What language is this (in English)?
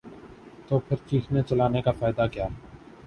Urdu